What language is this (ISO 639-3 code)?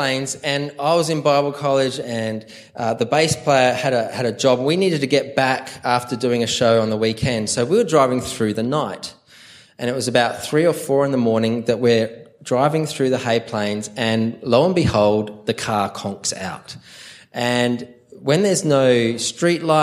eng